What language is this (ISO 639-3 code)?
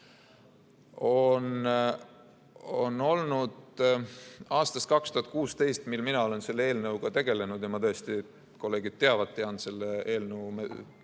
est